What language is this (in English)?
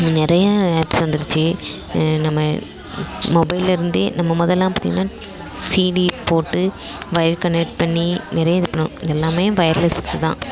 Tamil